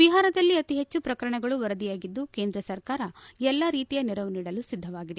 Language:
Kannada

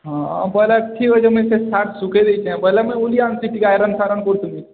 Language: Odia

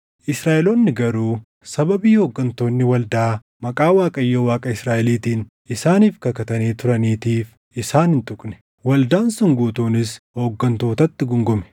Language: Oromo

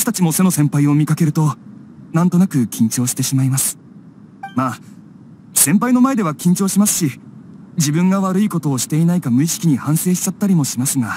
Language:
Japanese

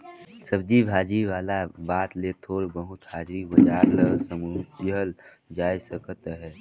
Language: Chhattisgarhi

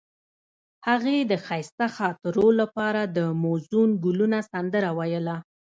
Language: Pashto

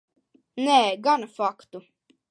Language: Latvian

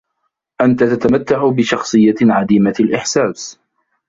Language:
Arabic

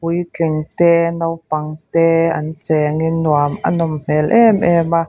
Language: Mizo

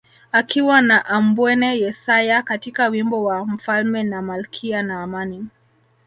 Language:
Swahili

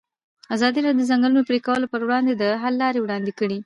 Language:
Pashto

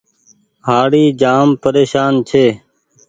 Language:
Goaria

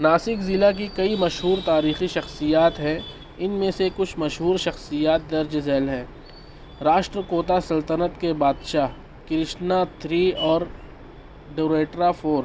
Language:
Urdu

